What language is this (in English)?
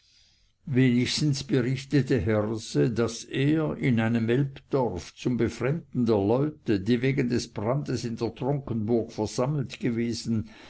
German